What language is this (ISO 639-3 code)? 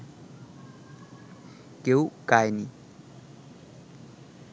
ben